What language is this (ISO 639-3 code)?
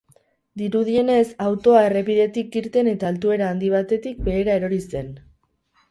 eus